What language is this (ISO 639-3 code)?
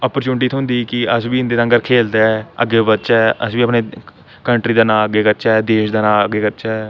doi